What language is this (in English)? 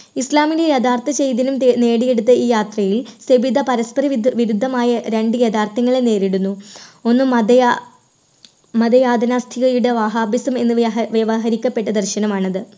Malayalam